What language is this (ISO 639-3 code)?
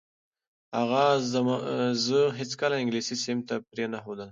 pus